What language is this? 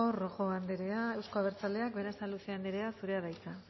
Basque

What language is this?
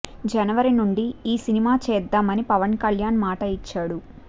Telugu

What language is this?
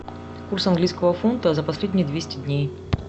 Russian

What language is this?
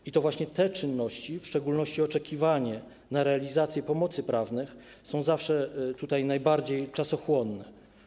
Polish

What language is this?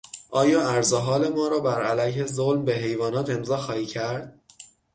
Persian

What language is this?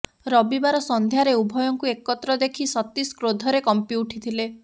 Odia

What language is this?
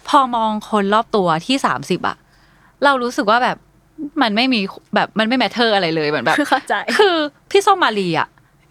Thai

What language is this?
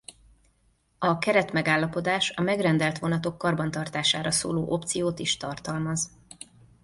Hungarian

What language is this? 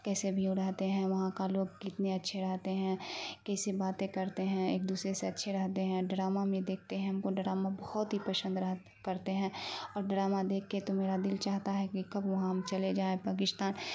Urdu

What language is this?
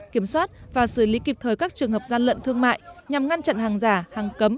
Vietnamese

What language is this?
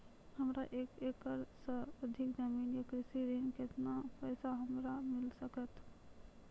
Maithili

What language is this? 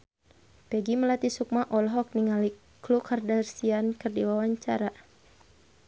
Sundanese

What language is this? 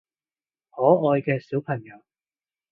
Cantonese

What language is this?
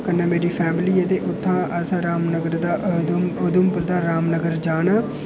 Dogri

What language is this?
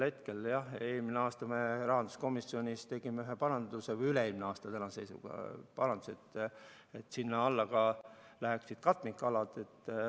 Estonian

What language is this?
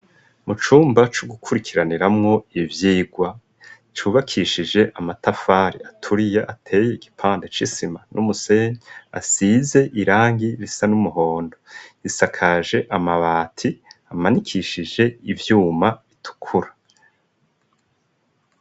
Rundi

